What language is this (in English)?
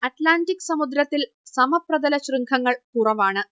Malayalam